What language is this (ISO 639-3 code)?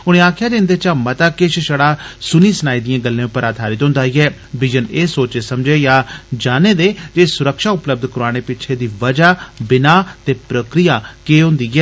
doi